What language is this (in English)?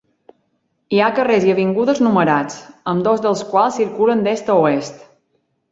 Catalan